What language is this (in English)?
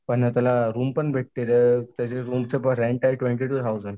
Marathi